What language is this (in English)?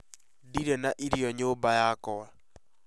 Kikuyu